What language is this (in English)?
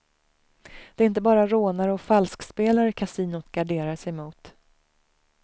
Swedish